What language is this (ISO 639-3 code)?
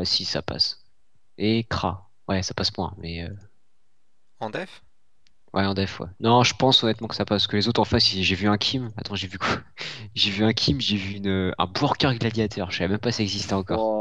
fra